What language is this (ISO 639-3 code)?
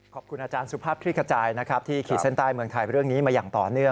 tha